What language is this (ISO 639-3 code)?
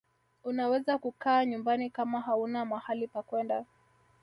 swa